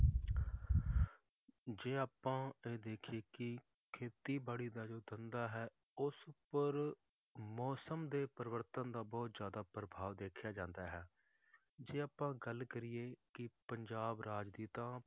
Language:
Punjabi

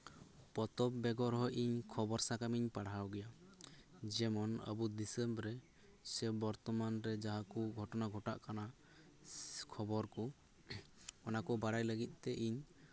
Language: Santali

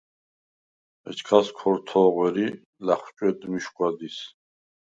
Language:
Svan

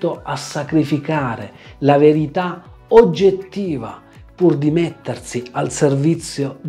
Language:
Italian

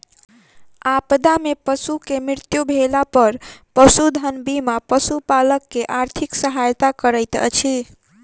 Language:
Maithili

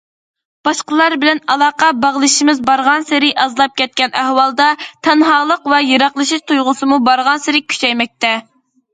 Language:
Uyghur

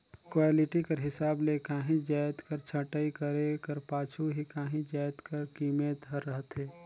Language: Chhattisgarhi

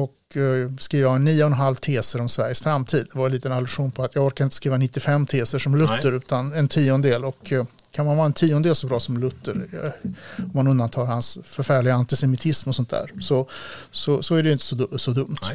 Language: Swedish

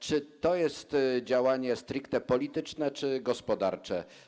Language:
Polish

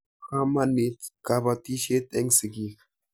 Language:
Kalenjin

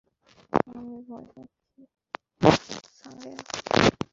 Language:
Bangla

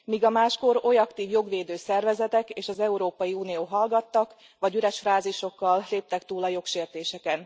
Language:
Hungarian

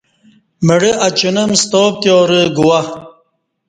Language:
Kati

